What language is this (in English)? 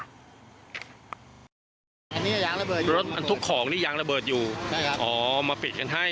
Thai